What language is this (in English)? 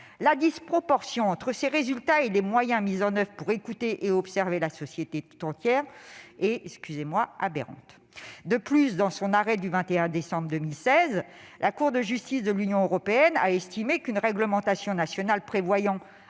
French